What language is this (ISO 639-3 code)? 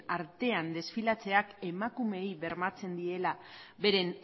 eus